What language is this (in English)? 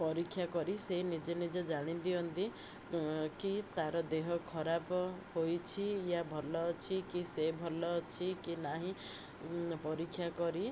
Odia